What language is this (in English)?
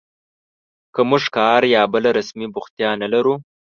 Pashto